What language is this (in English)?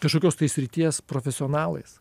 Lithuanian